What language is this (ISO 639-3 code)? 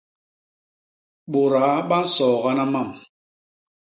bas